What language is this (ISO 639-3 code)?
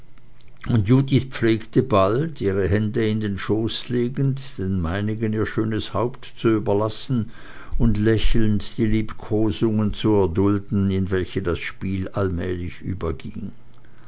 deu